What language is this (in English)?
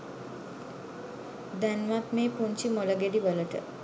Sinhala